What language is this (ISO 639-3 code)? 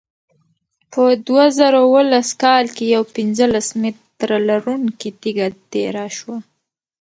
pus